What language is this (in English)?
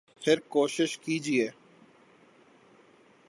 Urdu